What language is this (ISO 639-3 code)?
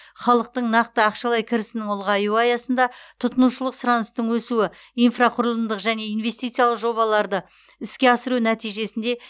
kaz